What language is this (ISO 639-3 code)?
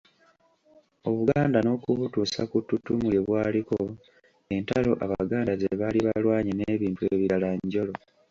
lug